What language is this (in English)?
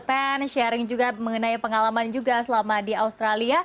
Indonesian